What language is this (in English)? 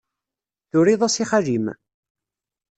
Kabyle